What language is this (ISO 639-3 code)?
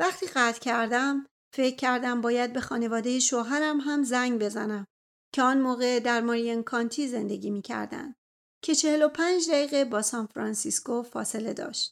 fas